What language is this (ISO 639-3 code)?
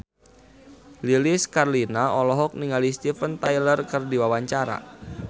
sun